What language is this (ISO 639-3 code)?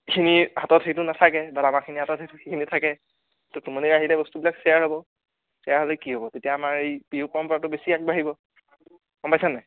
asm